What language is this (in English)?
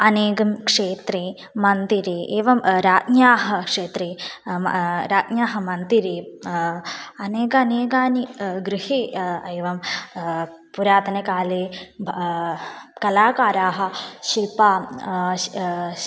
Sanskrit